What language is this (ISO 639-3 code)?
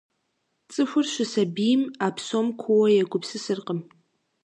kbd